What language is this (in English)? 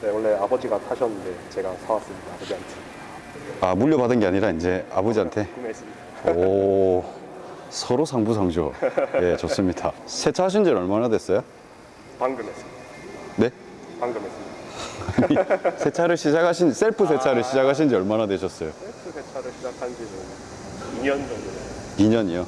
Korean